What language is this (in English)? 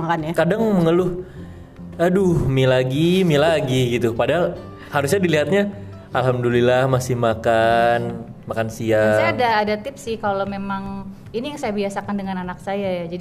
Indonesian